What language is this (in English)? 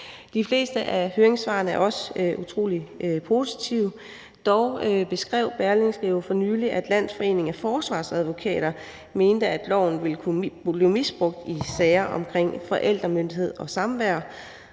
Danish